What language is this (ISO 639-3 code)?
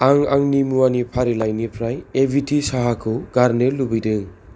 brx